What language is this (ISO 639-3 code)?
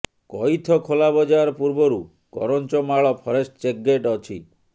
ori